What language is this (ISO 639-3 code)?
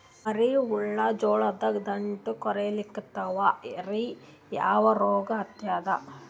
kan